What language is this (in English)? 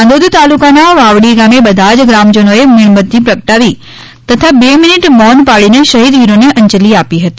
Gujarati